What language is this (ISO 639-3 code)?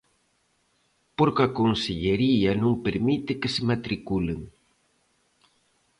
glg